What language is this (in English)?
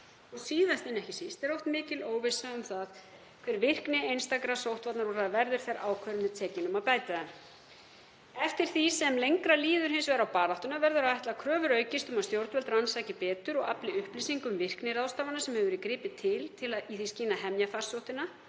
Icelandic